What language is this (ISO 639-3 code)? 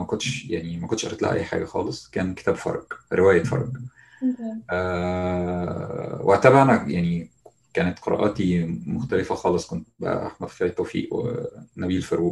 ara